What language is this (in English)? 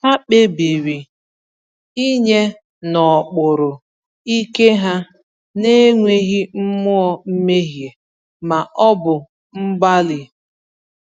Igbo